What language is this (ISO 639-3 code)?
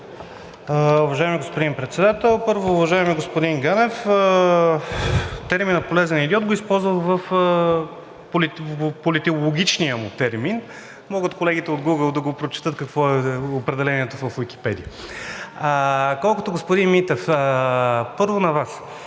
bul